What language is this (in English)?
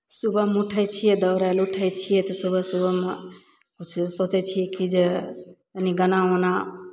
Maithili